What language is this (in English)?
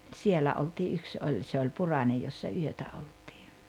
Finnish